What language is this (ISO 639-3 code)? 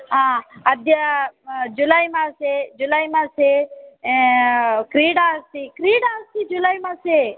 san